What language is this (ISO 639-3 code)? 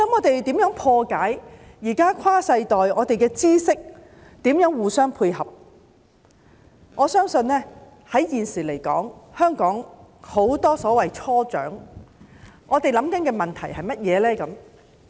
yue